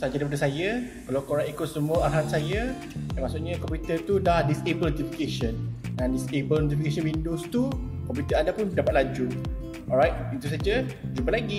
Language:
Malay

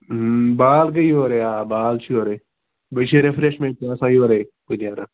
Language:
Kashmiri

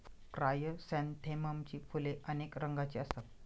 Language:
Marathi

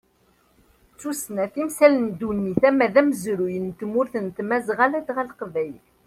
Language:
Kabyle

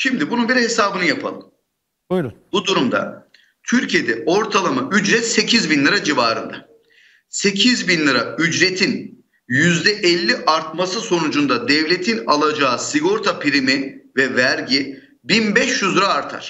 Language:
Turkish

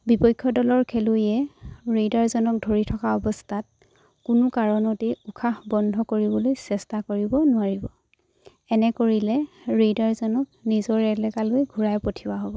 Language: Assamese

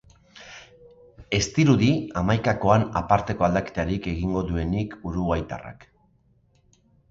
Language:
Basque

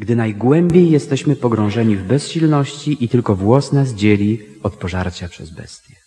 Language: Polish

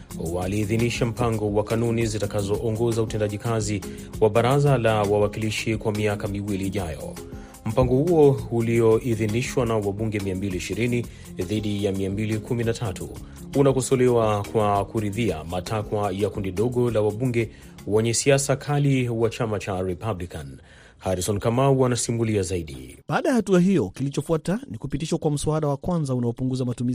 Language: Swahili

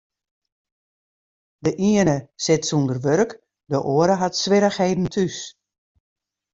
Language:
Western Frisian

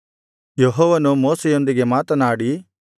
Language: Kannada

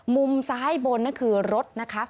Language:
Thai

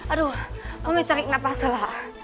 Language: Indonesian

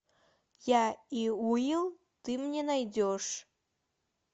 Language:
Russian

